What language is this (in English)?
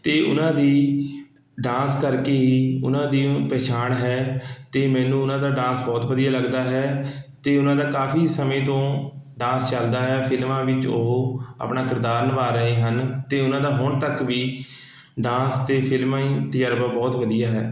Punjabi